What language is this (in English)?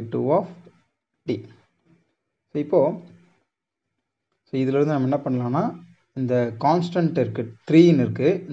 Tamil